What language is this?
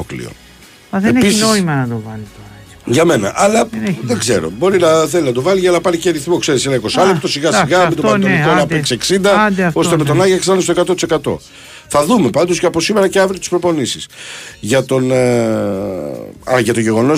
Greek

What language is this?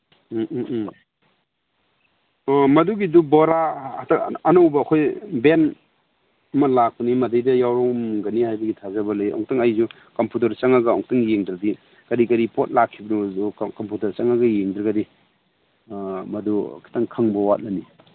Manipuri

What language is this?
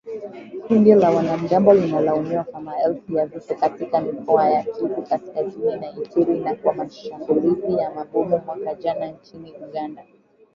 Swahili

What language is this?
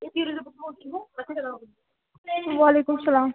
Kashmiri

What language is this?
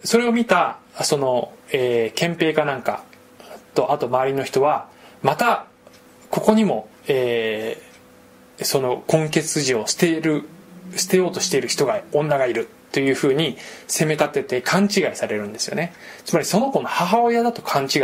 Japanese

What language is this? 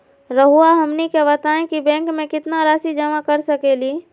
Magahi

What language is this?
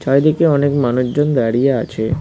Bangla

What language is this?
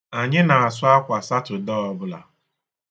Igbo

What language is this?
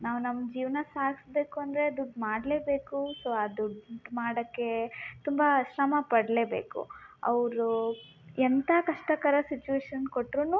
Kannada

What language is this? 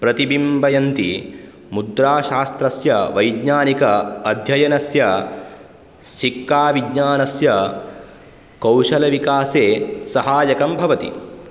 Sanskrit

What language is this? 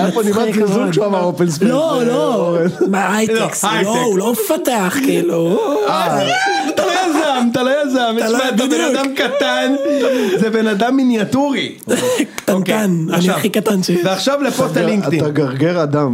Hebrew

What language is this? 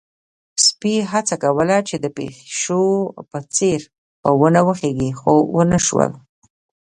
Pashto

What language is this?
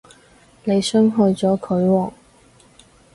Cantonese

